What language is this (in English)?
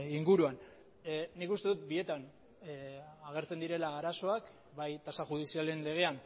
Basque